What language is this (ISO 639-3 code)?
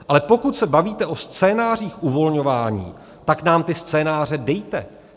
ces